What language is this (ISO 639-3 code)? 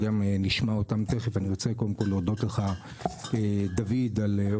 heb